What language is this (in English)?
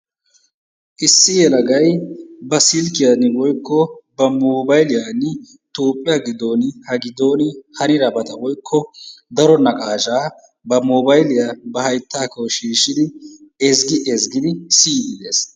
Wolaytta